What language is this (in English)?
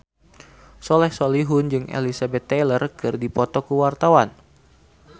Sundanese